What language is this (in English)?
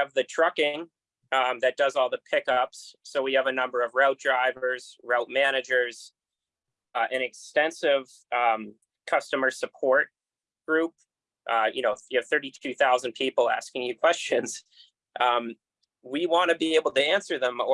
English